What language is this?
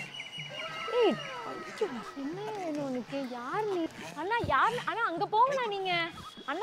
Tamil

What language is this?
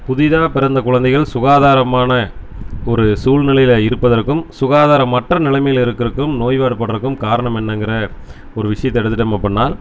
Tamil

